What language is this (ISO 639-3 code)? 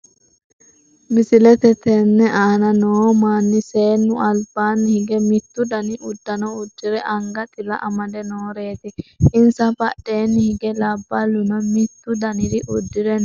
sid